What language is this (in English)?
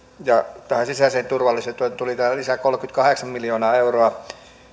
Finnish